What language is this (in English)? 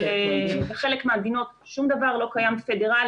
Hebrew